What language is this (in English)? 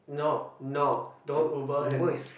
English